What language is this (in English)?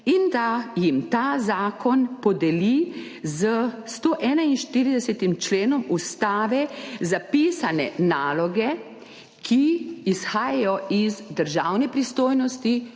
Slovenian